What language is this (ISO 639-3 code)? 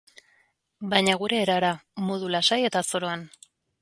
eus